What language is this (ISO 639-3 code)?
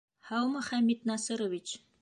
bak